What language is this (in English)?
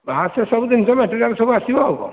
Odia